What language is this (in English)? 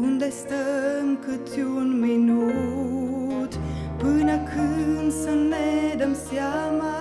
Romanian